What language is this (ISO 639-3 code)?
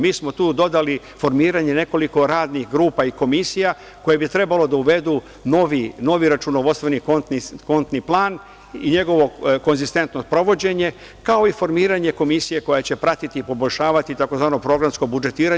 srp